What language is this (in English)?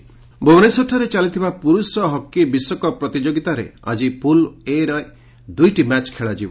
Odia